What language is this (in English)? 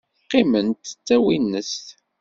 Kabyle